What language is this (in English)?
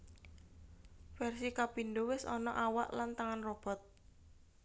Javanese